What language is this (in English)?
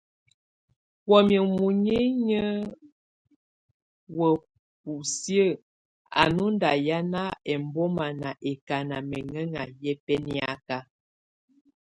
Tunen